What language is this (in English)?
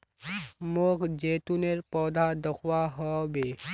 Magahi